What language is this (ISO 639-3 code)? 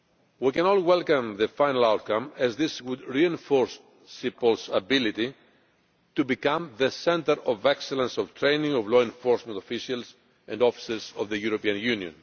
eng